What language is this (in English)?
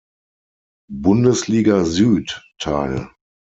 German